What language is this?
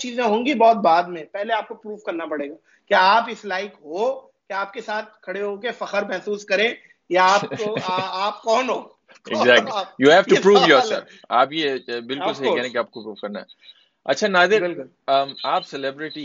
Urdu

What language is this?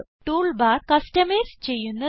Malayalam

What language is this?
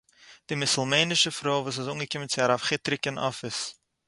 Yiddish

